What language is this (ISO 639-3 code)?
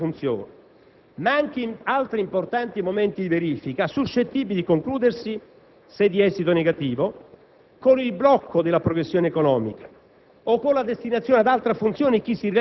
ita